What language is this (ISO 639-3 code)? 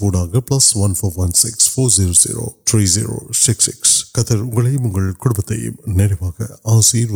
urd